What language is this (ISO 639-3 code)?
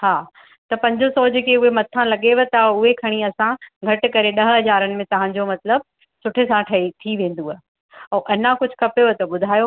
snd